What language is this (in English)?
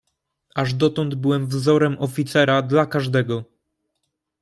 Polish